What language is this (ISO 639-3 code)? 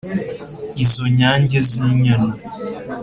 kin